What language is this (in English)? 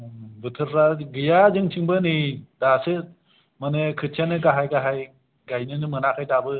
Bodo